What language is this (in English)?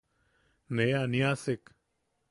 Yaqui